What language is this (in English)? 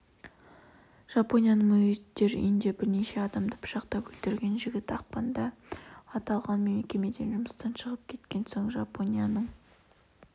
Kazakh